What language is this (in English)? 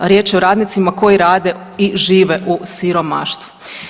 Croatian